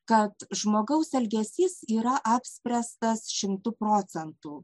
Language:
Lithuanian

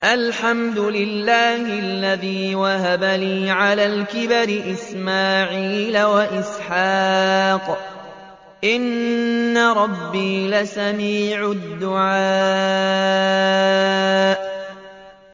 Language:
Arabic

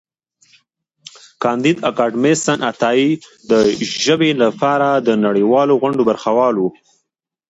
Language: Pashto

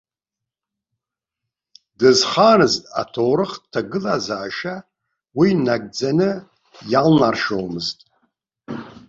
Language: Abkhazian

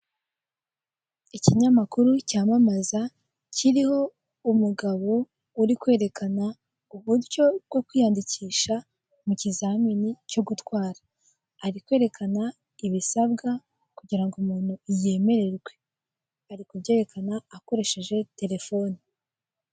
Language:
Kinyarwanda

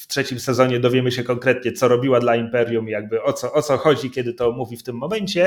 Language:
Polish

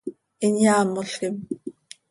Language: Seri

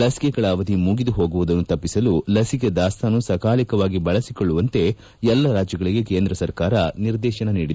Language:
Kannada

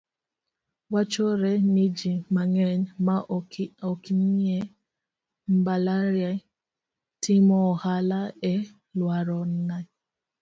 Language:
Luo (Kenya and Tanzania)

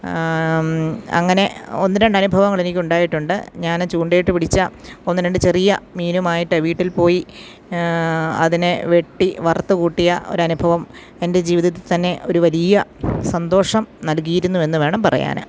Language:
Malayalam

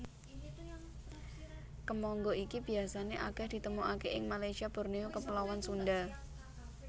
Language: Javanese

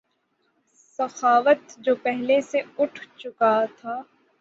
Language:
Urdu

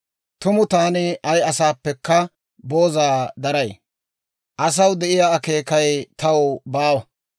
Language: Dawro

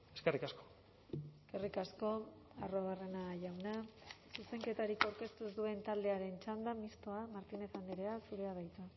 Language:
Basque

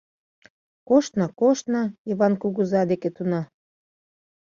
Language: Mari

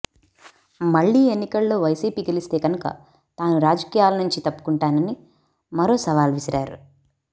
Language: Telugu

